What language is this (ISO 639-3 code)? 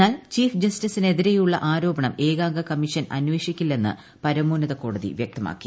mal